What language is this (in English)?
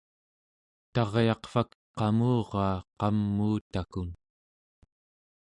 Central Yupik